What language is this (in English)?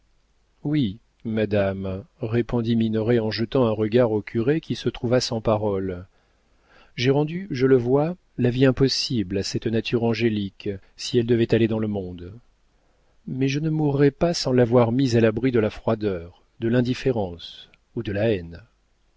French